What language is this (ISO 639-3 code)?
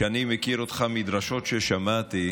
heb